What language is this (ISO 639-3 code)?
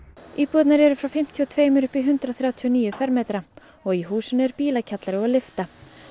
isl